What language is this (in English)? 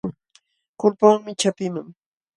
Jauja Wanca Quechua